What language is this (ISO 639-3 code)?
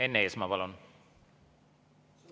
est